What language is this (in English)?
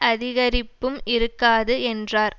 Tamil